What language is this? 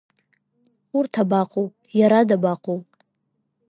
Abkhazian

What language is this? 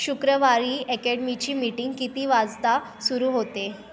Marathi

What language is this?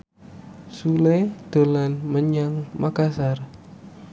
Javanese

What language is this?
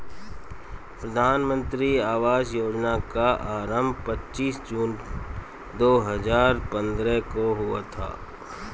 Hindi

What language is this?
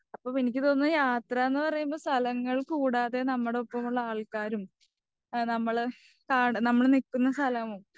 Malayalam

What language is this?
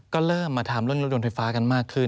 Thai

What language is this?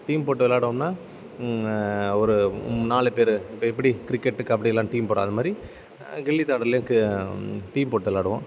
Tamil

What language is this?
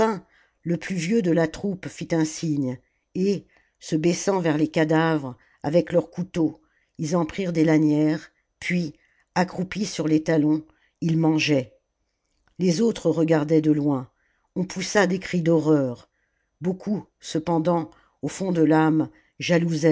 French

